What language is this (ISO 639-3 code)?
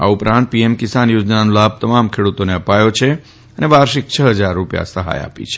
guj